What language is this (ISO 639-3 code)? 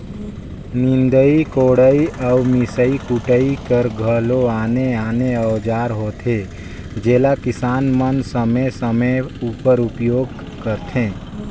hne